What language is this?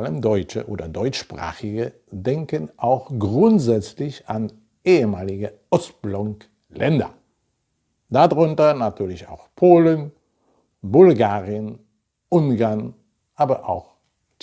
German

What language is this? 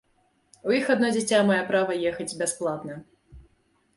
Belarusian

